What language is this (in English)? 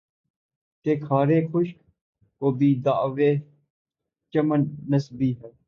Urdu